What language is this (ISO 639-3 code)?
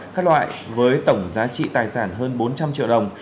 vie